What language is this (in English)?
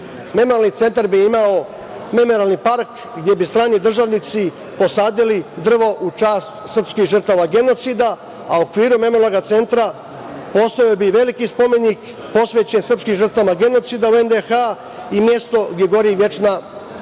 Serbian